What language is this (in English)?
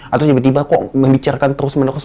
Indonesian